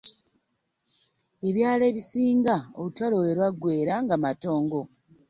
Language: Ganda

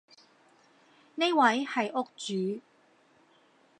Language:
Cantonese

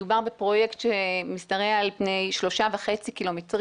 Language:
Hebrew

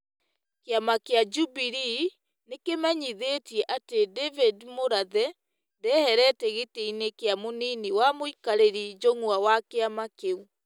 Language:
Kikuyu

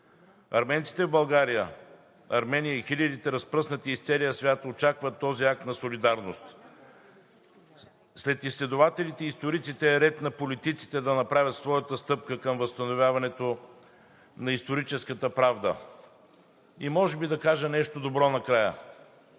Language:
Bulgarian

